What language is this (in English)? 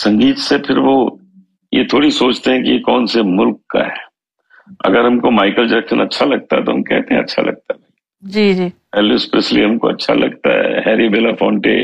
Urdu